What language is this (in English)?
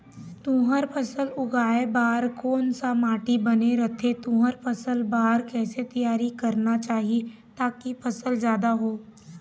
Chhattisgarhi